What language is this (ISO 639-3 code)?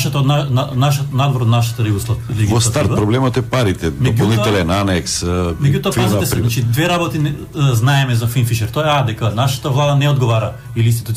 mkd